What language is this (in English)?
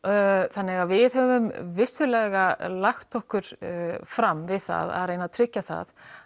Icelandic